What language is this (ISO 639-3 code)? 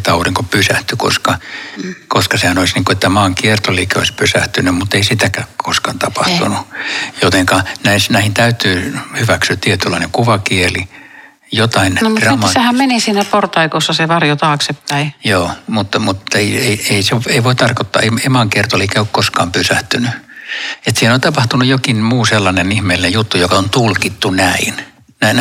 fin